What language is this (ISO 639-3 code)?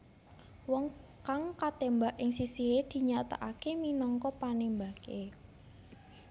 jav